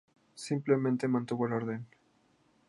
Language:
Spanish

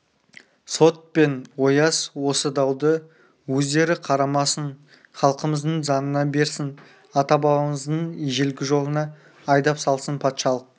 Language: Kazakh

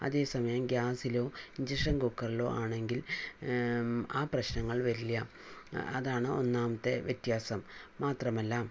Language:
Malayalam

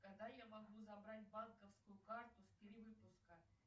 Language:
Russian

